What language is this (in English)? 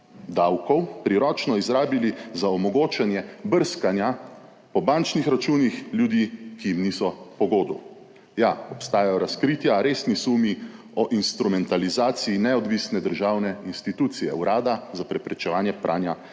Slovenian